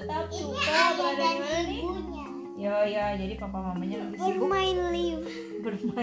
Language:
Indonesian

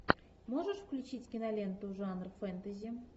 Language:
Russian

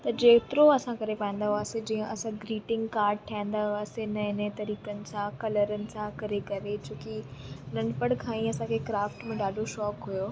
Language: Sindhi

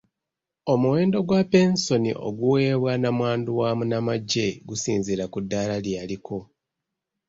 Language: Ganda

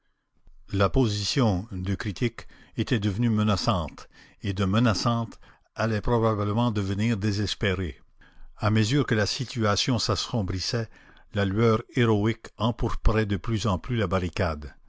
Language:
French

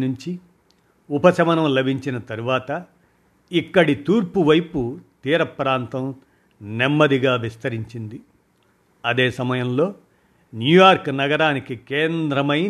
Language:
Telugu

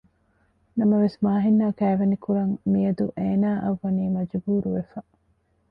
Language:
Divehi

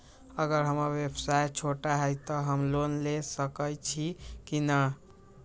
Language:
Magahi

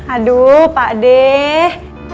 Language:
Indonesian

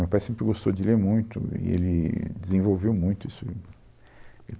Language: Portuguese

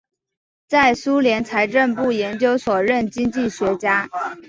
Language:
Chinese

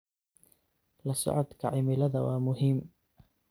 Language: Somali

